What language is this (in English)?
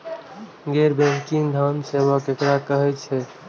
Maithili